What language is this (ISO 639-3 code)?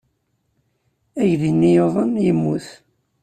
kab